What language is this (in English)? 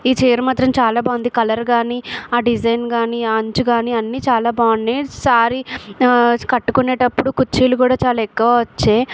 Telugu